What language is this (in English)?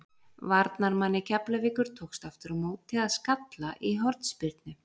Icelandic